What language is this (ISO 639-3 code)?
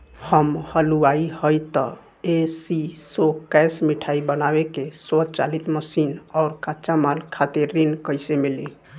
bho